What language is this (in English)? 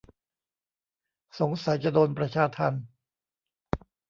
Thai